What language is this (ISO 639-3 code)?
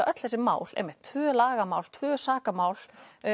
isl